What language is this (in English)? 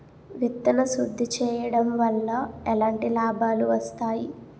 Telugu